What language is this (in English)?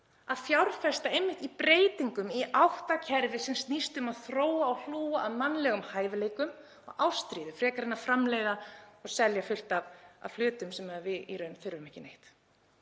Icelandic